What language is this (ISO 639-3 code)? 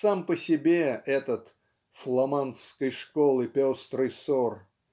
rus